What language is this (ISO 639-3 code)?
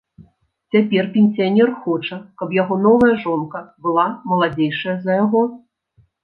bel